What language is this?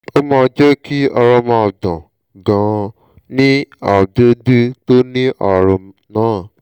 Yoruba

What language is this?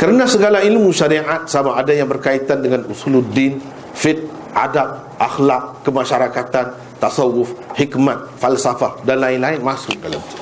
Malay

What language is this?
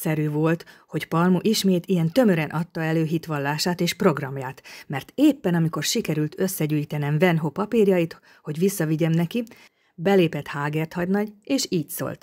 Hungarian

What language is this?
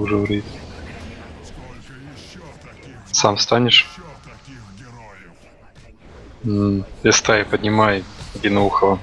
Russian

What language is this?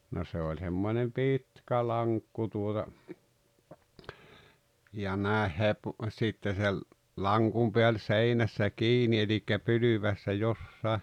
Finnish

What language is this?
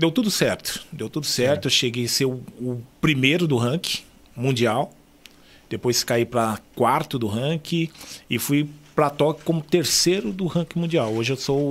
Portuguese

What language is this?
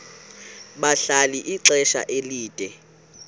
Xhosa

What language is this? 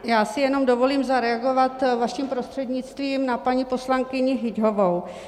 Czech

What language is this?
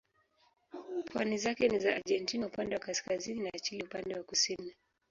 Swahili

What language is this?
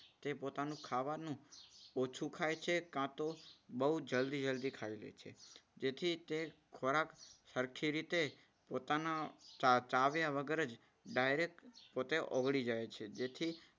Gujarati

